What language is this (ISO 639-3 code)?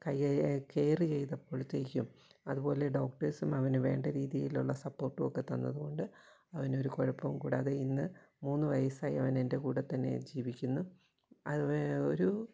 mal